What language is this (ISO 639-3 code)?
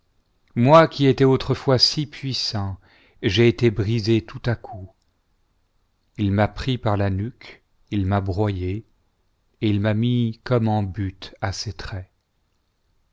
fra